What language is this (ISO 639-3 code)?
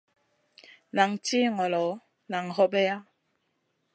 mcn